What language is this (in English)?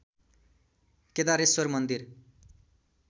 Nepali